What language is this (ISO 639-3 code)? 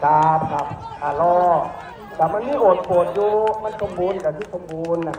tha